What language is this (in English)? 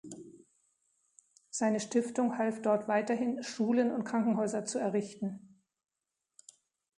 German